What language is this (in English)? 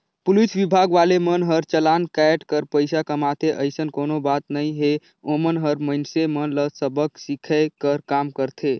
Chhattisgarhi